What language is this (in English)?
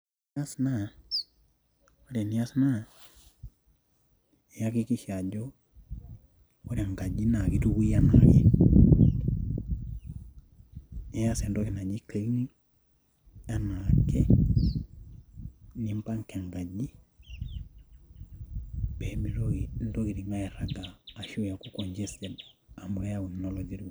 Masai